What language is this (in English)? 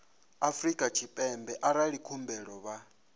Venda